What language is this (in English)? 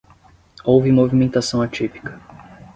Portuguese